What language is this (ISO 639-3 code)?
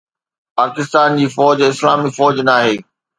snd